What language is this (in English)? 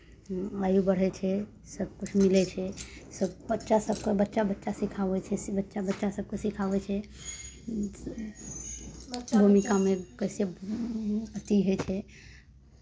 Maithili